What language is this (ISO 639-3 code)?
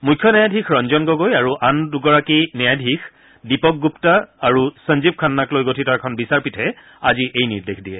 asm